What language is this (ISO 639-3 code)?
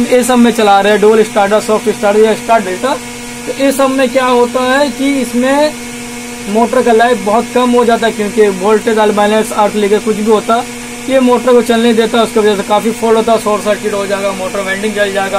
hin